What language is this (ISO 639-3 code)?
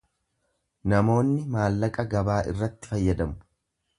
orm